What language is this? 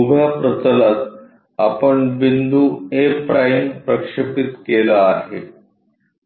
Marathi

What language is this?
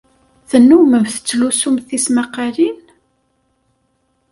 Kabyle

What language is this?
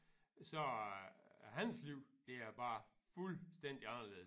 Danish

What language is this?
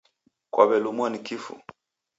Taita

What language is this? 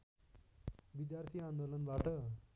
Nepali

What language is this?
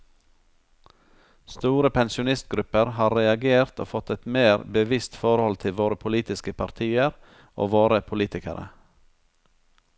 Norwegian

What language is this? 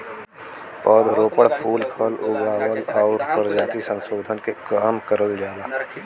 Bhojpuri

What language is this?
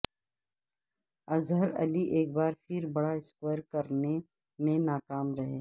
Urdu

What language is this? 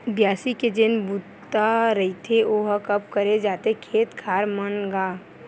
Chhattisgarhi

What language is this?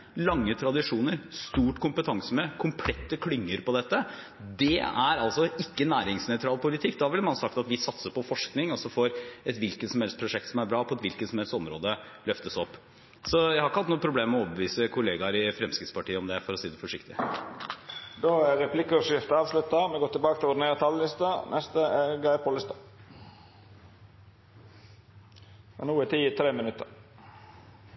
Norwegian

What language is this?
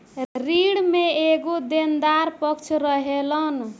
Bhojpuri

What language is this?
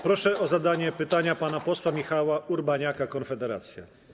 Polish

